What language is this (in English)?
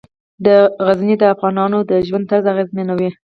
Pashto